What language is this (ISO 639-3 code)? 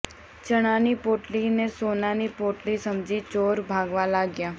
guj